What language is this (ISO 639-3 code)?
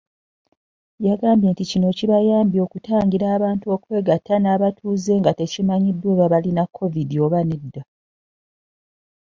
lug